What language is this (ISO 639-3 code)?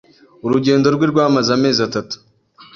kin